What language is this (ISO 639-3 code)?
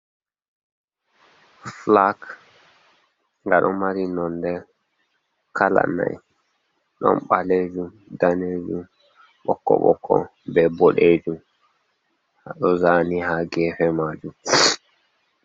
ful